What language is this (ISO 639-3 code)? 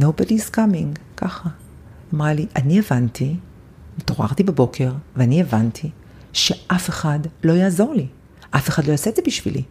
heb